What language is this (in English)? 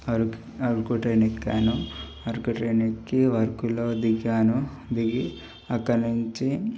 Telugu